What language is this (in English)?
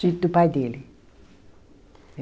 Portuguese